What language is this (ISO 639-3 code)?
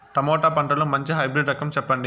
tel